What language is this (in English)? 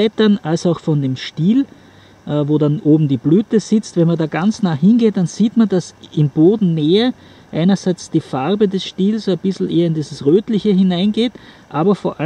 German